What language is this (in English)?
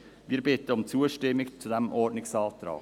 Swiss German